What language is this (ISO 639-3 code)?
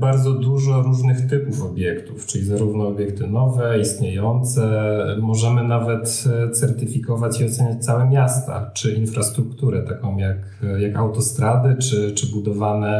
pol